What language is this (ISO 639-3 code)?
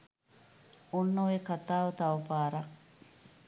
sin